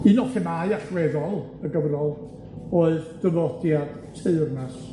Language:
Welsh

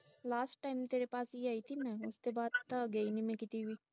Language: Punjabi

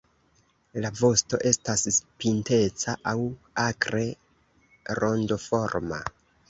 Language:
Esperanto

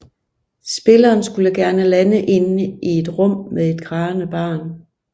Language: Danish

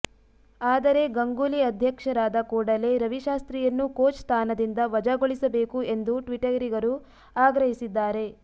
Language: Kannada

